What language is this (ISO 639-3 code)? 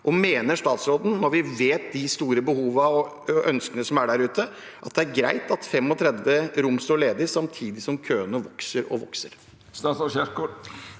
nor